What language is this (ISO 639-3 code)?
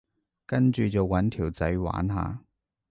yue